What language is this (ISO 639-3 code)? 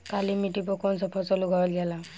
bho